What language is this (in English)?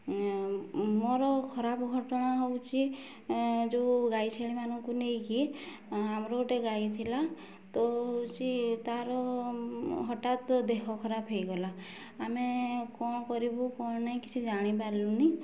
Odia